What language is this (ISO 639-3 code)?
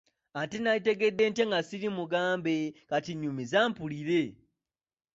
lug